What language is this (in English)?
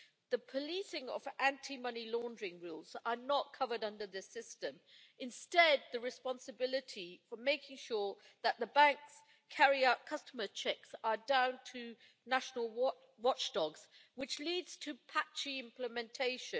English